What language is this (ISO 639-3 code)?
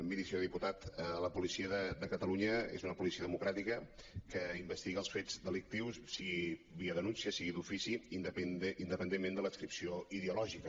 cat